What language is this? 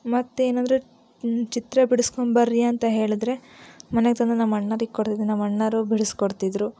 Kannada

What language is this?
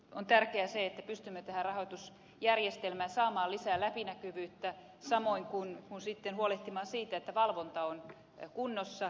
Finnish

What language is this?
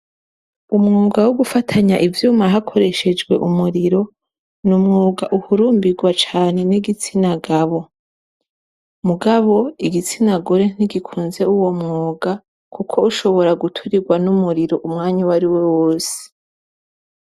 Rundi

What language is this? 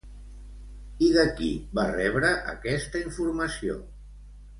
Catalan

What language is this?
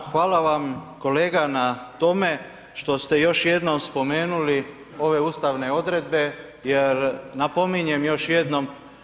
Croatian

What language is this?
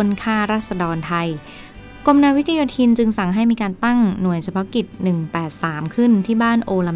Thai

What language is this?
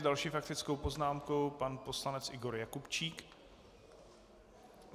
Czech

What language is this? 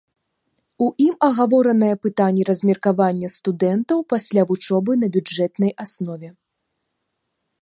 Belarusian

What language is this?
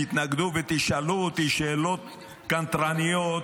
Hebrew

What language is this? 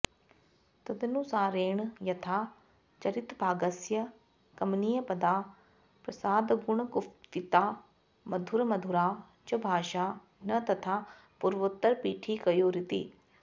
Sanskrit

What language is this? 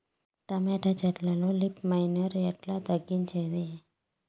Telugu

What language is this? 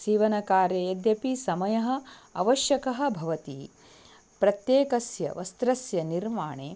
Sanskrit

